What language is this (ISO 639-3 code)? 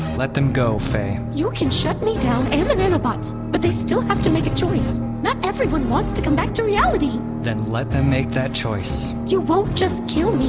eng